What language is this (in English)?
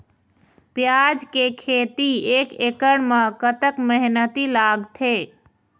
Chhattisgarhi